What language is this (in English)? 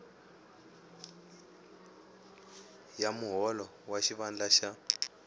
Tsonga